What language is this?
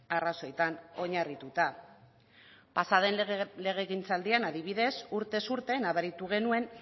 Basque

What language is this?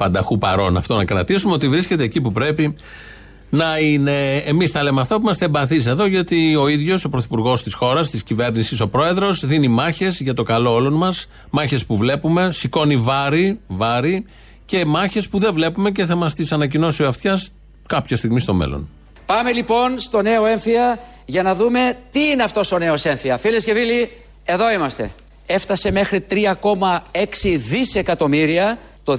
Greek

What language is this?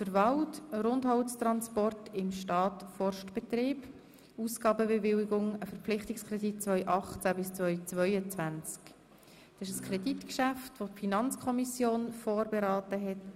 Swiss German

